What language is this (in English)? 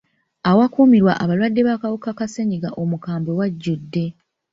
Ganda